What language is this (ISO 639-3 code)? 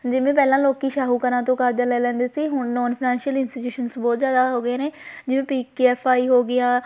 pan